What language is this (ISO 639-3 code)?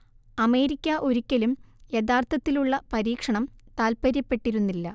mal